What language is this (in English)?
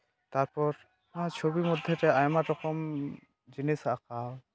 Santali